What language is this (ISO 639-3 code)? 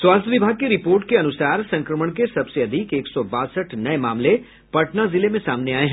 hin